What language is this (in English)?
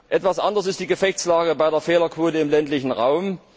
German